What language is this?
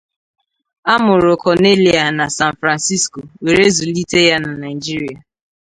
Igbo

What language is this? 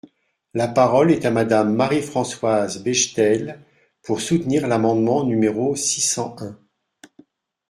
French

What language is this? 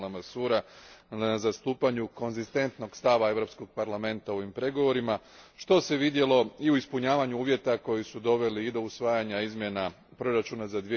Croatian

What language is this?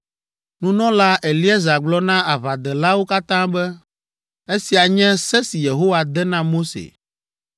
Ewe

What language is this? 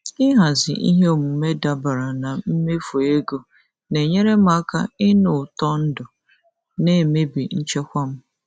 Igbo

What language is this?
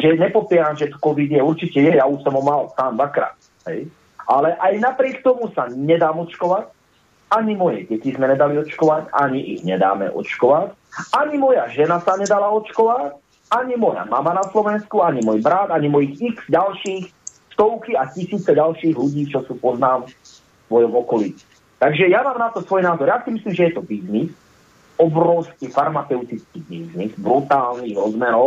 Slovak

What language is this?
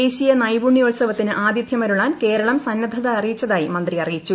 Malayalam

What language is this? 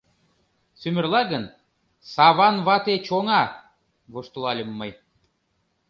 Mari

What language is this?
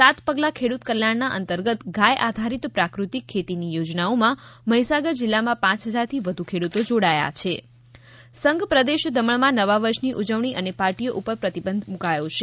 Gujarati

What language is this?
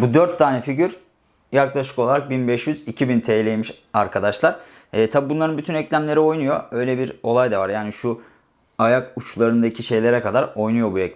Turkish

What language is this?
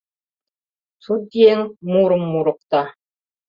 Mari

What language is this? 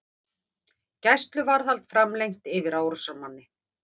Icelandic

